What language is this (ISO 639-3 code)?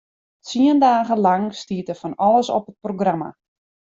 fry